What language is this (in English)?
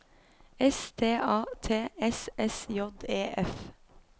Norwegian